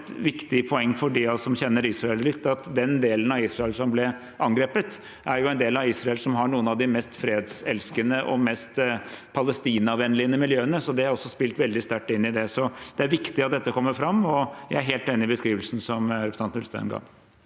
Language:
Norwegian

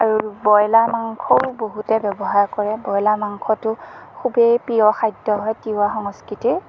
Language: Assamese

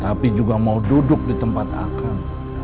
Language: Indonesian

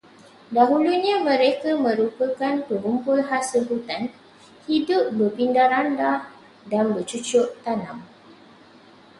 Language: Malay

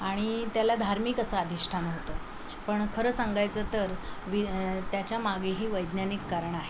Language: Marathi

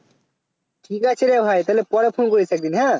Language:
Bangla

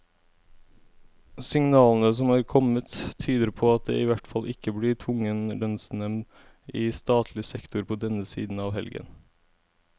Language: Norwegian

